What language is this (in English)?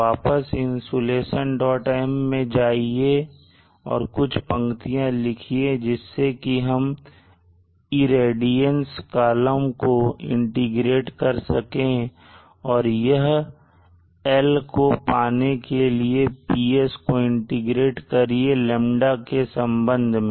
Hindi